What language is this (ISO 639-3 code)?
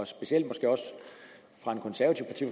dan